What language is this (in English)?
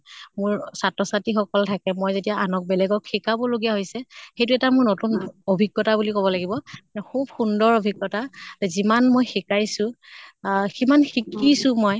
Assamese